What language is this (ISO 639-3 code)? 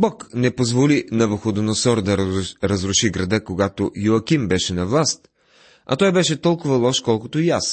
bul